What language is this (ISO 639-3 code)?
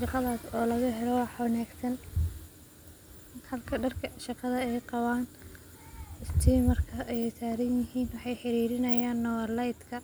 som